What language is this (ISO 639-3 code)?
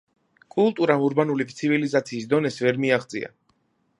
kat